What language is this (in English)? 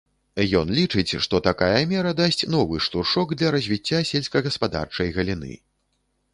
Belarusian